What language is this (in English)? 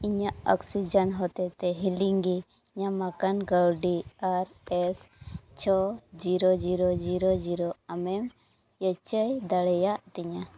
Santali